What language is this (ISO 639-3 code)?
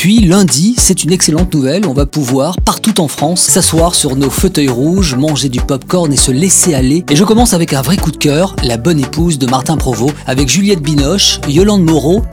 fra